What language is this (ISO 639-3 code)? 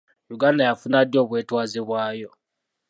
lug